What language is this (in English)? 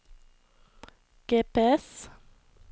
Norwegian